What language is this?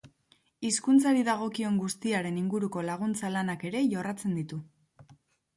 Basque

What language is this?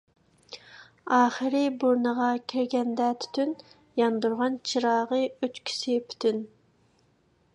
Uyghur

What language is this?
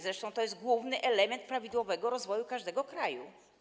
Polish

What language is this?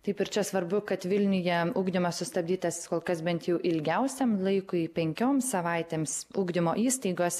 Lithuanian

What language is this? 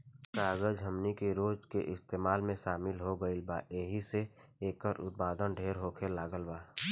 Bhojpuri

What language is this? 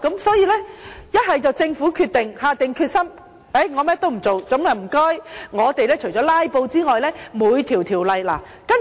Cantonese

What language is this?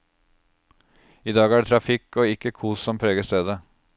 Norwegian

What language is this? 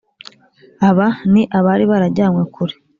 Kinyarwanda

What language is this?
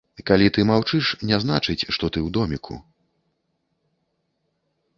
Belarusian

